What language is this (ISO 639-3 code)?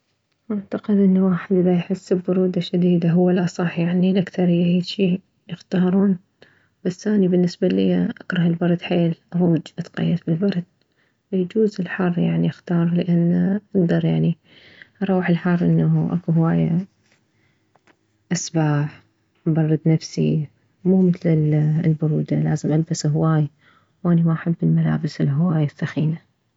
acm